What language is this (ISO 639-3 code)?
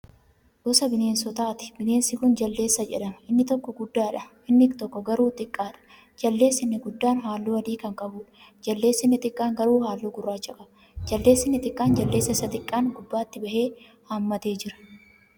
orm